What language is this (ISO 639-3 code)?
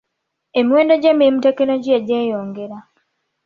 lug